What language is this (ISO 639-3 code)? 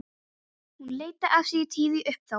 isl